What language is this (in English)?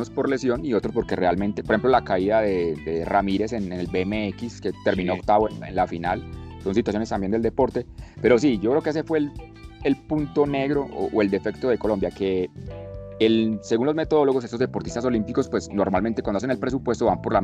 Spanish